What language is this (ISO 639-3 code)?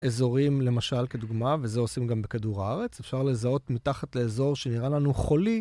heb